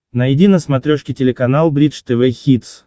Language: Russian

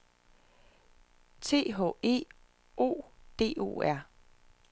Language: Danish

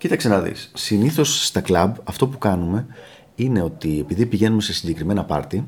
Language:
Greek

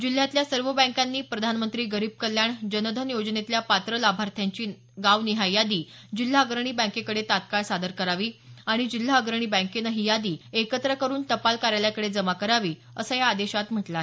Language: Marathi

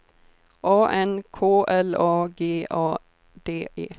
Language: Swedish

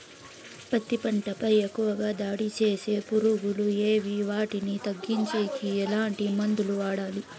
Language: Telugu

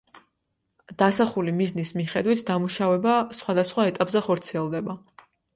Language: Georgian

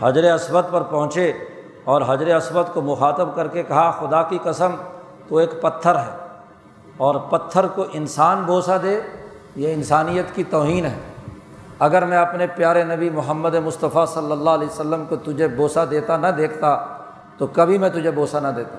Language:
Urdu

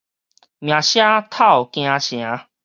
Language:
Min Nan Chinese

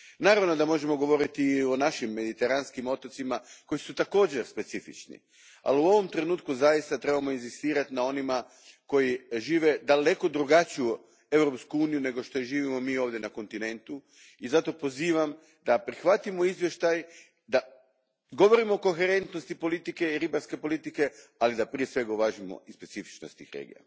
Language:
Croatian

